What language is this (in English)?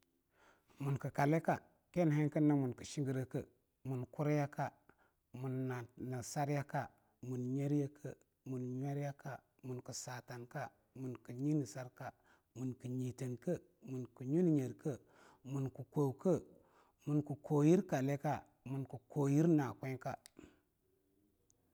Longuda